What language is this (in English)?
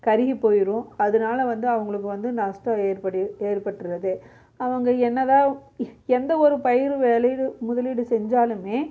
Tamil